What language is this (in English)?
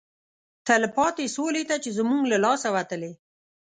Pashto